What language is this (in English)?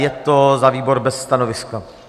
Czech